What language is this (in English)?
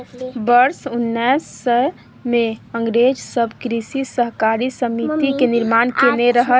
Maithili